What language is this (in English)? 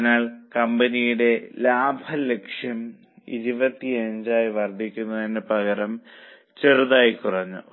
Malayalam